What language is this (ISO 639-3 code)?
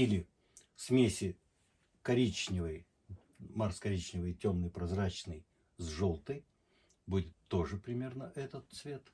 rus